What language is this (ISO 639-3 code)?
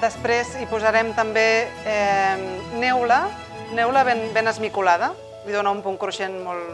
cat